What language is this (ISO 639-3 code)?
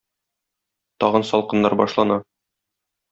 tat